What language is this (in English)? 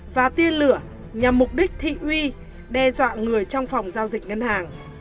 Vietnamese